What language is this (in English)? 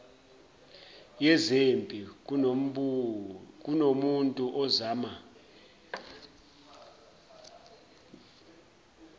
Zulu